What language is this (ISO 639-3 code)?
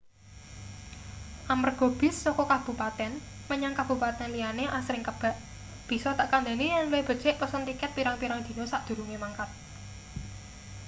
jav